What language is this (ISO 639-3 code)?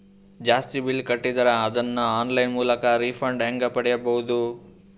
kan